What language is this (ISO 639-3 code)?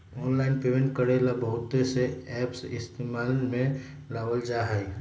mag